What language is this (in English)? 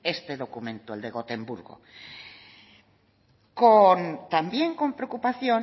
Spanish